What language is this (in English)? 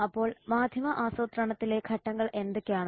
Malayalam